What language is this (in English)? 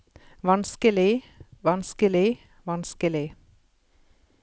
Norwegian